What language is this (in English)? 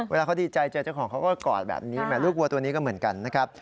Thai